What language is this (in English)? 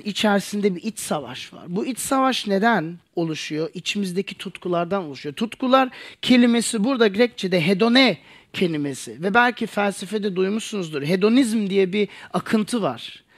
Turkish